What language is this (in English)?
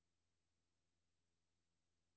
Danish